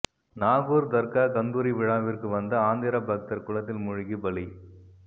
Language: Tamil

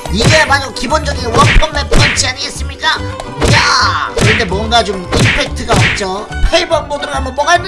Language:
Korean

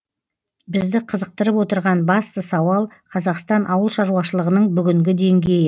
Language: Kazakh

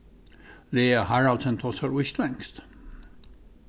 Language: Faroese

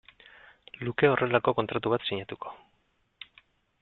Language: Basque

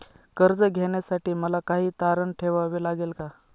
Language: Marathi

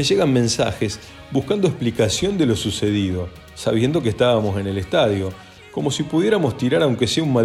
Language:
Spanish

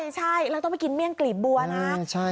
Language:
Thai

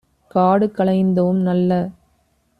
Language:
Tamil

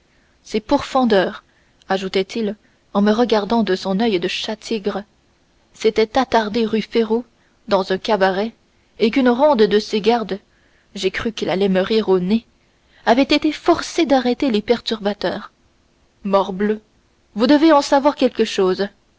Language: French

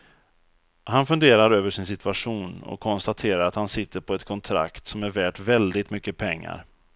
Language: Swedish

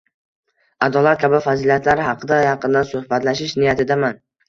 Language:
Uzbek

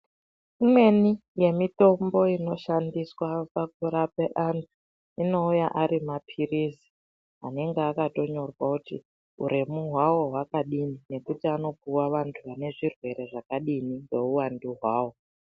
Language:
Ndau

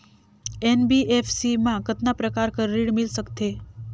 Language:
Chhattisgarhi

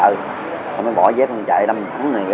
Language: Vietnamese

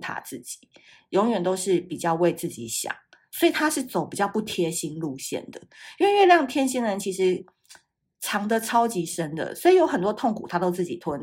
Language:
Chinese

